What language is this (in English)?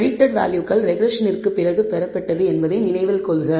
Tamil